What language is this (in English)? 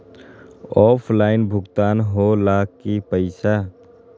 Magahi